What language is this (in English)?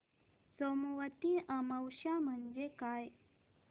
Marathi